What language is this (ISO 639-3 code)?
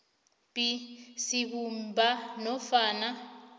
nbl